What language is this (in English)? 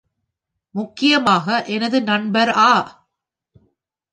Tamil